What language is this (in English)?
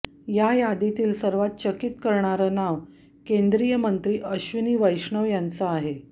Marathi